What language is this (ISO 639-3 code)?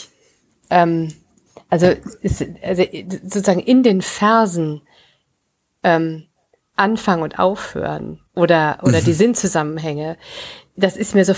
deu